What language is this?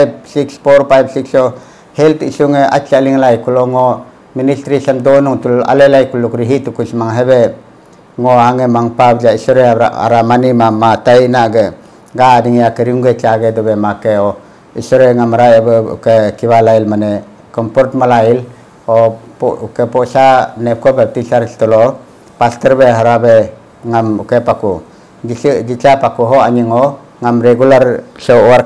Filipino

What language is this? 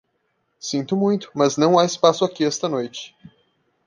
Portuguese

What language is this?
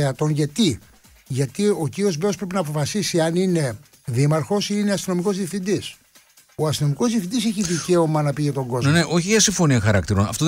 Greek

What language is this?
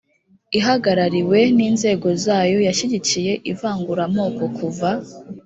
Kinyarwanda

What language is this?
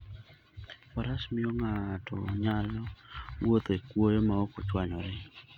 Luo (Kenya and Tanzania)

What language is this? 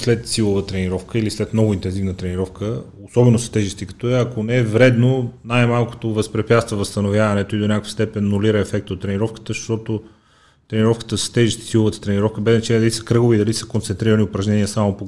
Bulgarian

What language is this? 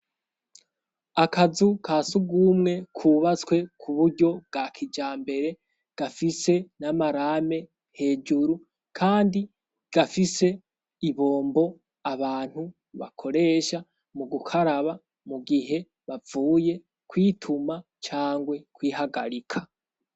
Rundi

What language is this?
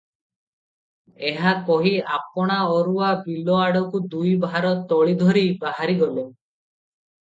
Odia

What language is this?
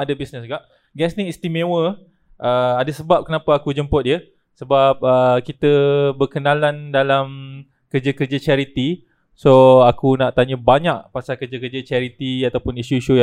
Malay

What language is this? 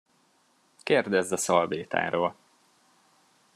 Hungarian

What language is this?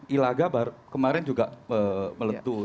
Indonesian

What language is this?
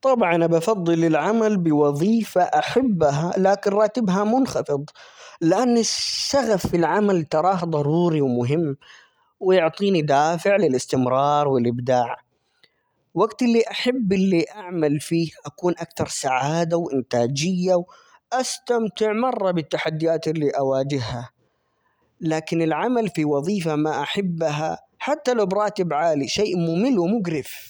Omani Arabic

